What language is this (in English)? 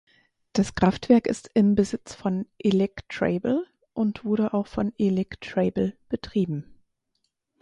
German